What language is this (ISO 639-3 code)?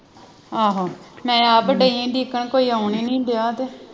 pan